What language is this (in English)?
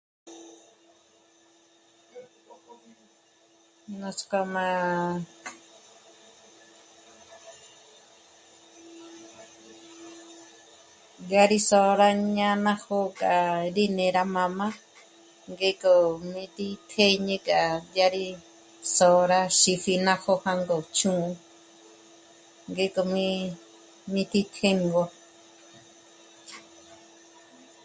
Michoacán Mazahua